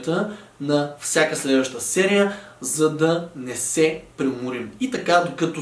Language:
Bulgarian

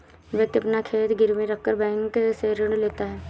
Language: Hindi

